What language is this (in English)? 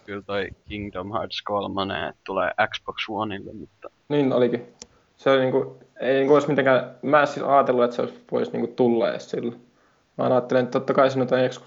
Finnish